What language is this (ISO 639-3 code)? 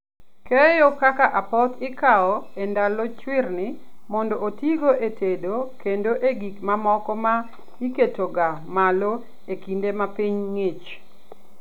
luo